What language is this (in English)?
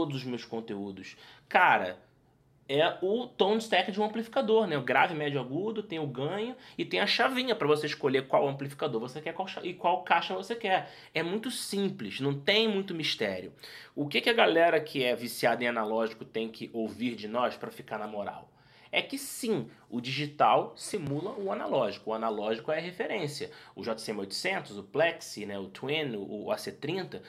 Portuguese